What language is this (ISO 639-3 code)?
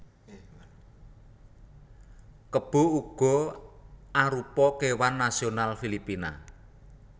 jav